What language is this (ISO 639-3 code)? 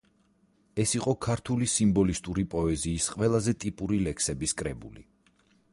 kat